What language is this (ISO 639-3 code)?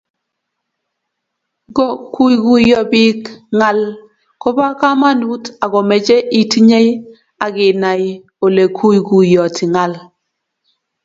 kln